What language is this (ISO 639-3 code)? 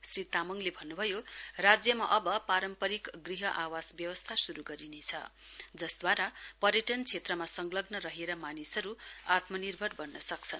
nep